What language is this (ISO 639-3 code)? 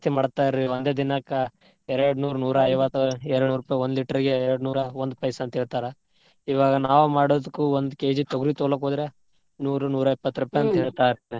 kan